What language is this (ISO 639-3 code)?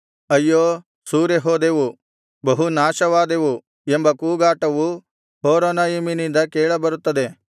kan